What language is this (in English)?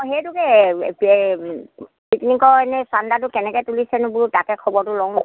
Assamese